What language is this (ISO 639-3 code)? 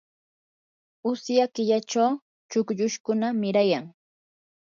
qur